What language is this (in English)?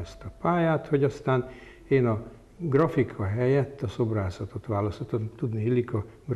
Hungarian